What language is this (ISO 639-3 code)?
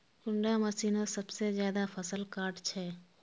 mag